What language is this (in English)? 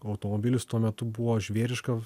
Lithuanian